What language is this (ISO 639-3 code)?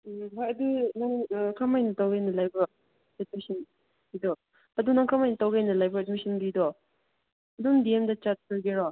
mni